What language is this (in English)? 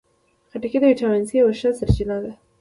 Pashto